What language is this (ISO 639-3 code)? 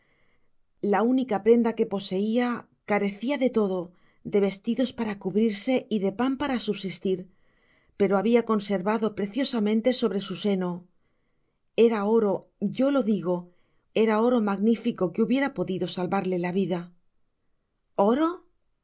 spa